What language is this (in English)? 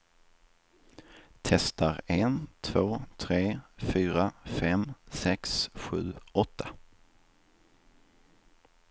Swedish